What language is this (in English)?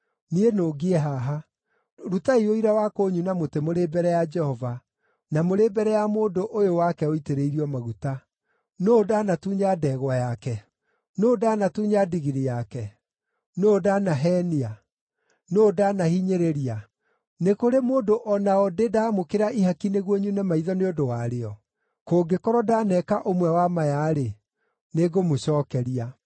Kikuyu